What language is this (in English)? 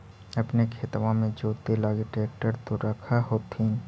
Magahi